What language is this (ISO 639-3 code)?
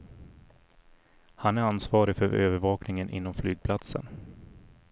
swe